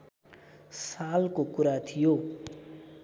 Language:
Nepali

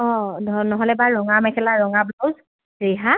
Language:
Assamese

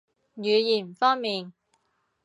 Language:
Cantonese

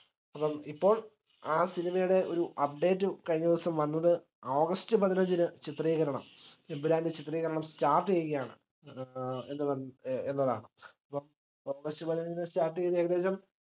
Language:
Malayalam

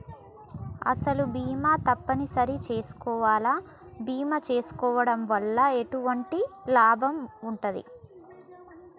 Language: Telugu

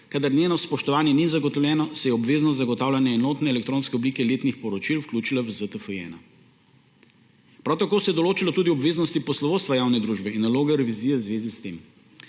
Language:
Slovenian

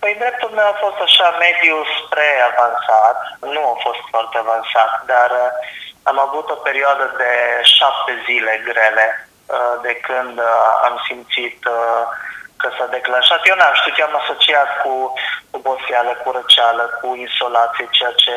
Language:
Romanian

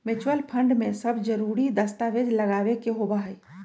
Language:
Magahi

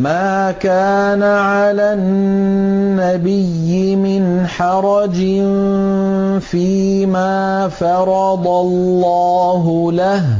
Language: Arabic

